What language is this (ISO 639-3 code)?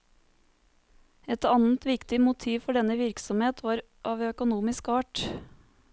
nor